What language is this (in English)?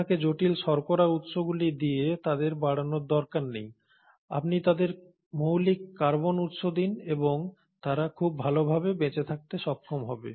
Bangla